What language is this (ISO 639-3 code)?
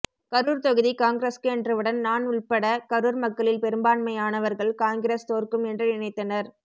tam